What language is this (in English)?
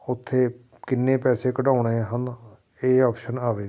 Punjabi